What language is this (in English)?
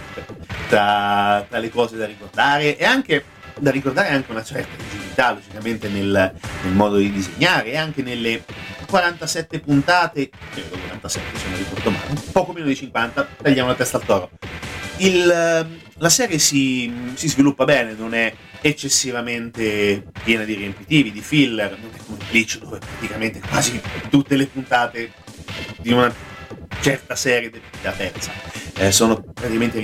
Italian